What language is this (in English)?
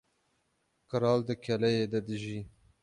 Kurdish